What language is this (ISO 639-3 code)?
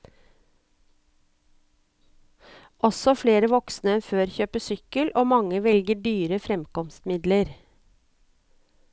nor